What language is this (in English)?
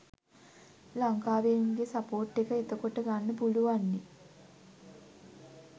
Sinhala